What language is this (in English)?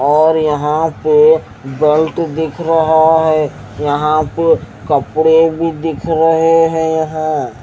Hindi